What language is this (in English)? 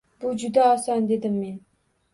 Uzbek